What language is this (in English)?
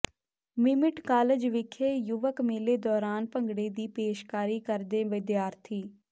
Punjabi